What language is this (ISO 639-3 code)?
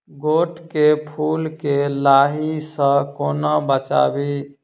mai